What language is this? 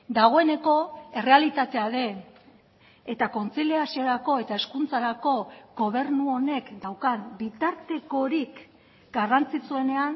Basque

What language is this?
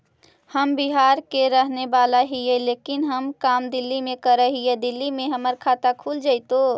Magahi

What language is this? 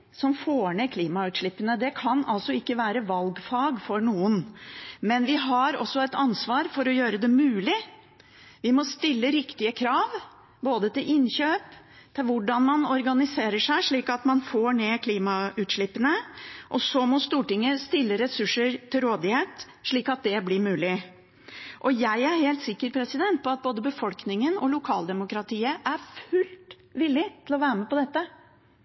Norwegian Bokmål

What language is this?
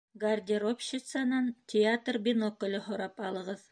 Bashkir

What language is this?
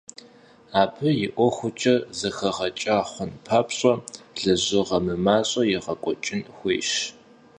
Kabardian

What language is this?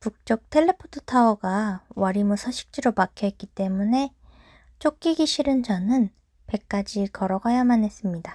Korean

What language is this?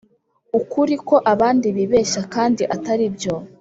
Kinyarwanda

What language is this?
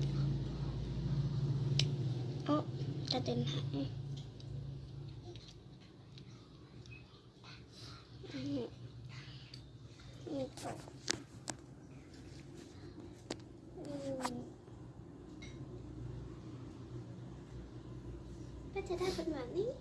Thai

